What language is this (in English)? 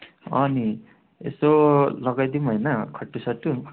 Nepali